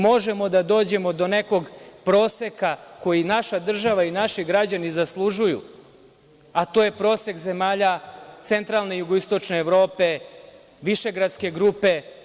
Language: Serbian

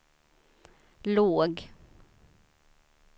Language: Swedish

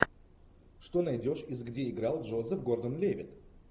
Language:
Russian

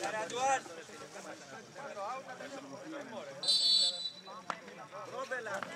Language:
Greek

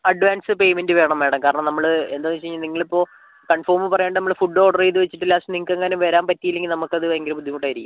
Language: Malayalam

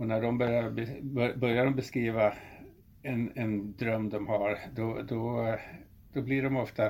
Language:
Swedish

